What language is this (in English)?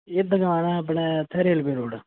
Dogri